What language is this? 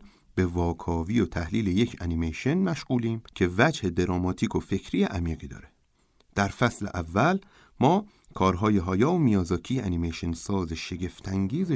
Persian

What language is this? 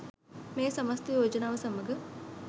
Sinhala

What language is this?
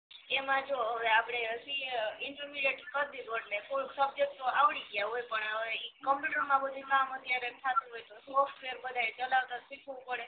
Gujarati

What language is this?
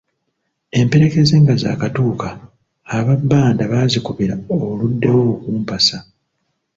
Ganda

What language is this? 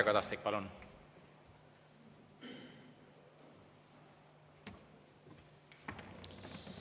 Estonian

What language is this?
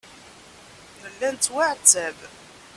Kabyle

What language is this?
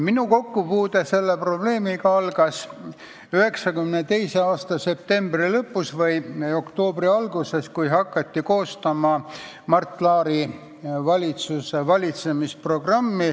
Estonian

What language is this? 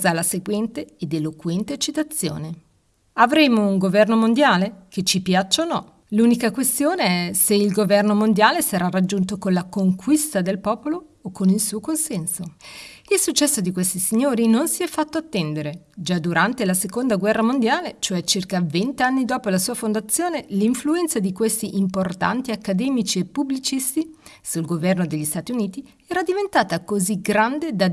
Italian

